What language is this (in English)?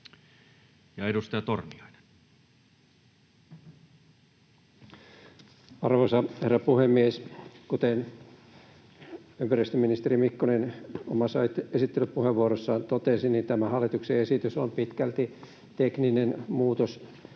Finnish